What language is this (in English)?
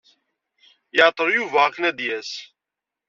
Kabyle